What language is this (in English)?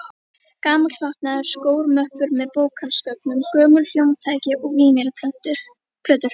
Icelandic